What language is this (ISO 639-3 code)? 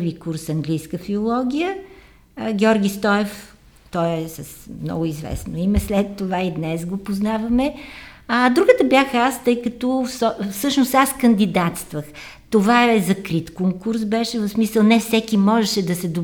bul